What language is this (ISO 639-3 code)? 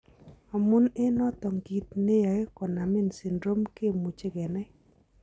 kln